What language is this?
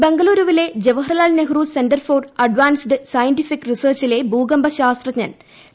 Malayalam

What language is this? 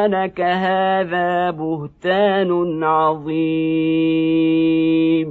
Arabic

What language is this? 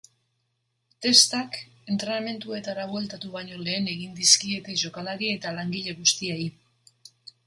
Basque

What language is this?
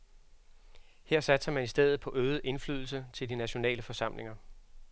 Danish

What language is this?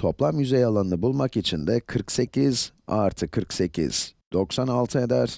Turkish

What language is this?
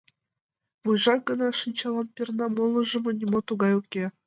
Mari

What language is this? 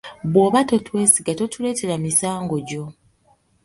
Ganda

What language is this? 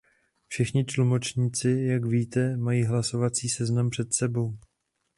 Czech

